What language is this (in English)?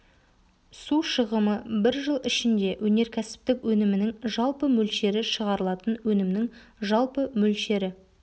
Kazakh